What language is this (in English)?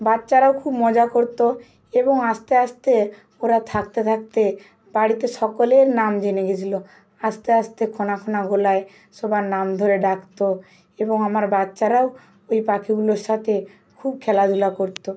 Bangla